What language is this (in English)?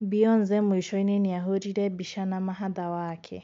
Kikuyu